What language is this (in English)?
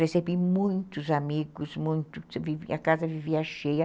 Portuguese